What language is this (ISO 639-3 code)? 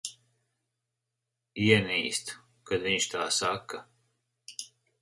lav